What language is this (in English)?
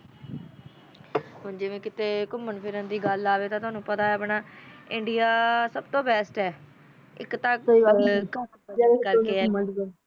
Punjabi